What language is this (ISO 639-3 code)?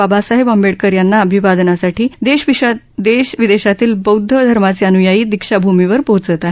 mar